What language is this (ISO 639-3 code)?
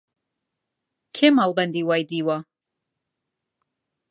ckb